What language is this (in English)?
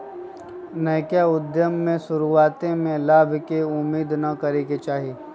Magahi